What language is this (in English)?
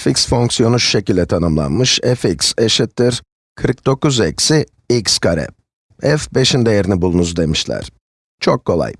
Turkish